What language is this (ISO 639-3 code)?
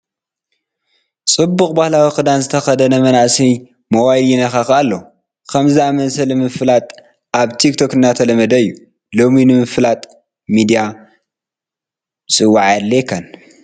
tir